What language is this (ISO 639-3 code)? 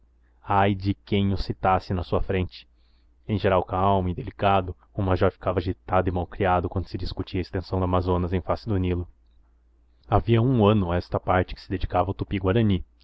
por